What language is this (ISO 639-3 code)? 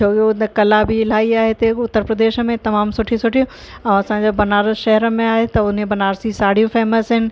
snd